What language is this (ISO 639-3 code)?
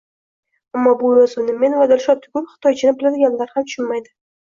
uzb